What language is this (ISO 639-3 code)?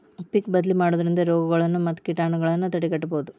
kan